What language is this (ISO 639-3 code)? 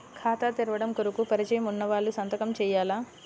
tel